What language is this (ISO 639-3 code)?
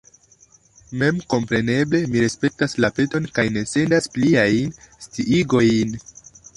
epo